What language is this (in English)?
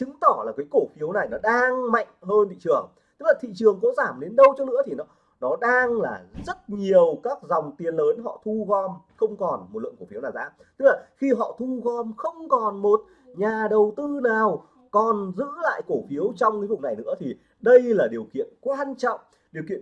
Vietnamese